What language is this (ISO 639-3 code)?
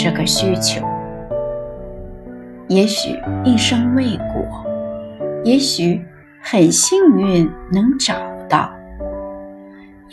zho